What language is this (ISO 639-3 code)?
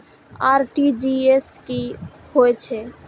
mai